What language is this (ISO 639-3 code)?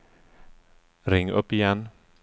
swe